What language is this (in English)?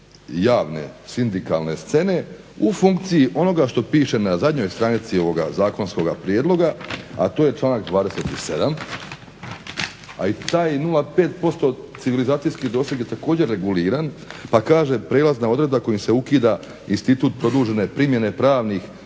Croatian